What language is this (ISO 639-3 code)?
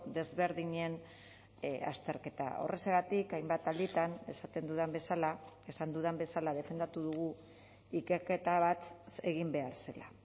eus